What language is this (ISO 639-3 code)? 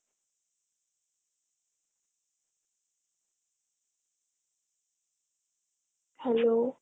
asm